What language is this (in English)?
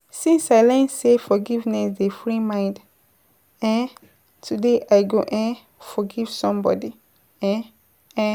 Nigerian Pidgin